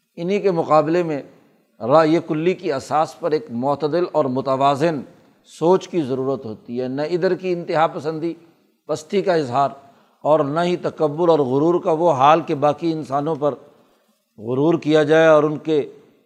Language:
Urdu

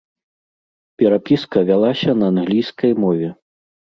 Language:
Belarusian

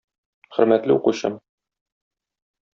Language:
Tatar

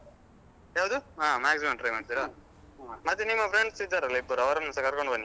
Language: Kannada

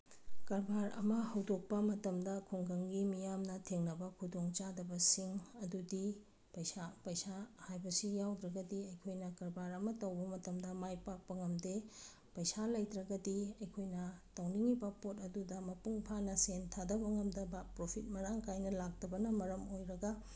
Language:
Manipuri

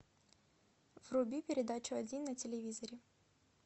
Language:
Russian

